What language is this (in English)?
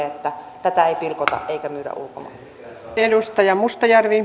Finnish